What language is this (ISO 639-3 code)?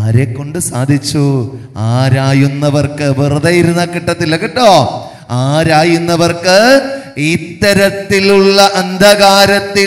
mal